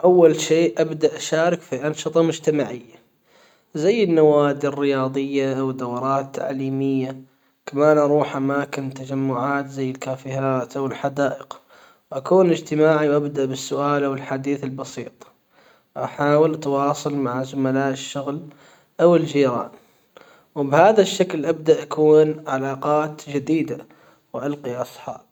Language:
Hijazi Arabic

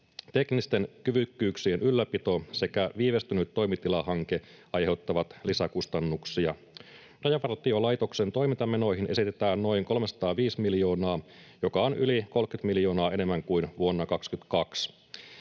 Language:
Finnish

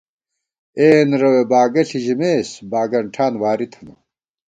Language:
Gawar-Bati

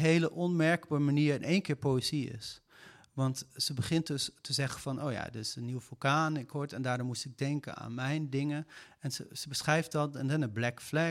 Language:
Dutch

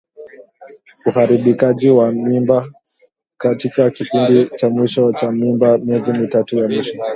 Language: Swahili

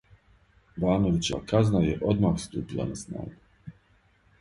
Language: Serbian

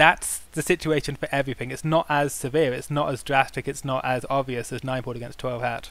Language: English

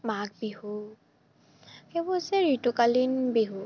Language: Assamese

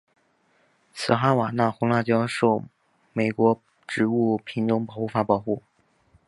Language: Chinese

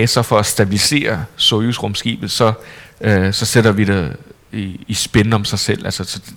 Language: Danish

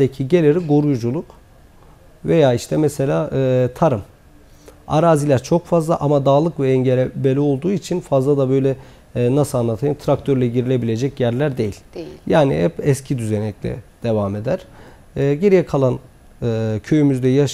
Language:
Turkish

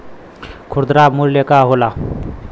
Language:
Bhojpuri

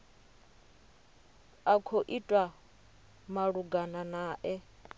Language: Venda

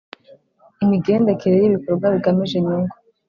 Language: Kinyarwanda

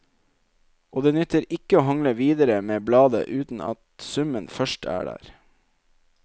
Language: Norwegian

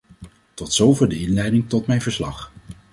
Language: Dutch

